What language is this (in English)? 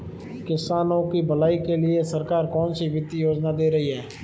Hindi